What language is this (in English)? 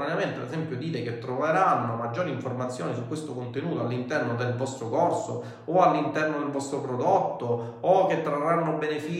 Italian